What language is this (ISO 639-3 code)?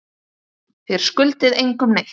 isl